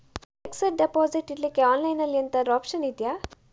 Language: Kannada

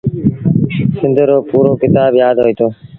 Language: Sindhi Bhil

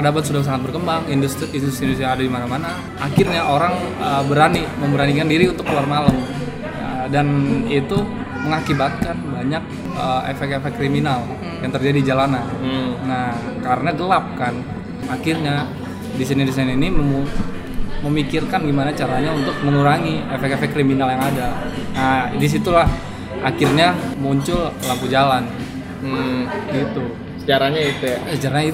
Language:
Indonesian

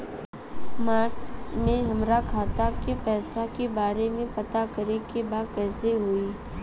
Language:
Bhojpuri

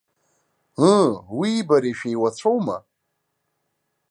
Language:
Abkhazian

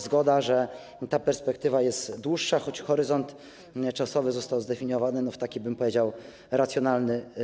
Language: Polish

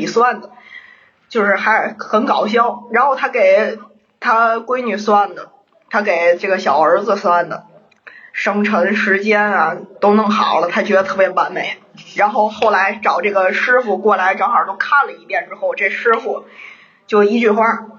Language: Chinese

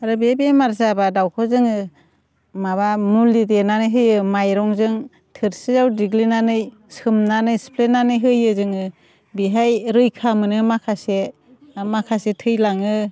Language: Bodo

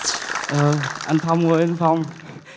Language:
Vietnamese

